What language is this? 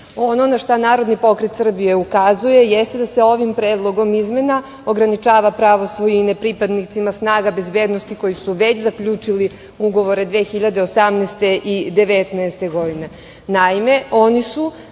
Serbian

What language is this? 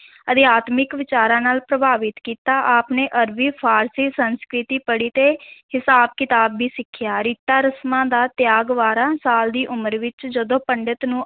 Punjabi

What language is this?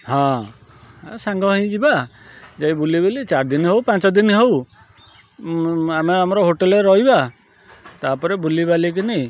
Odia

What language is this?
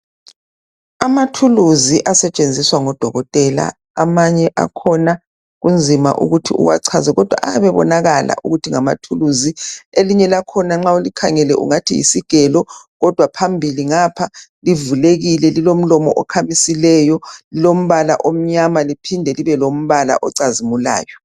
North Ndebele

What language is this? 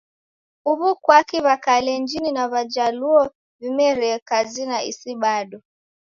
Taita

